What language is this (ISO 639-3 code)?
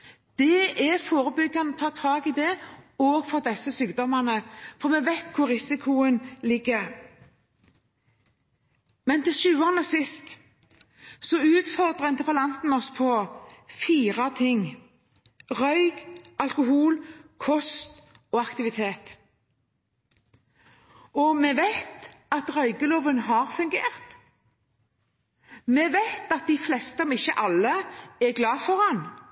nob